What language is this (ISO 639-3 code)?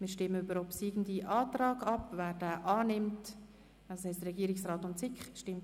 gsw